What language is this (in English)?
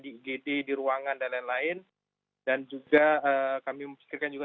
Indonesian